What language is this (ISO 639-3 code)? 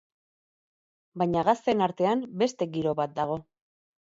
eus